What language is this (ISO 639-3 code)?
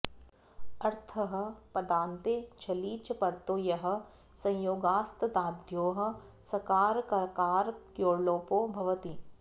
san